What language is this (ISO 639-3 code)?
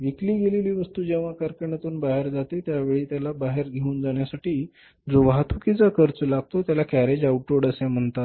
mar